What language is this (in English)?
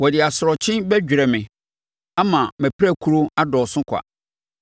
Akan